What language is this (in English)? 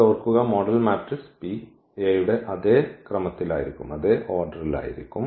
Malayalam